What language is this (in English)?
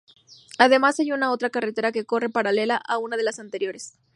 Spanish